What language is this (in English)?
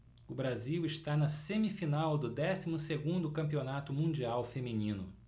Portuguese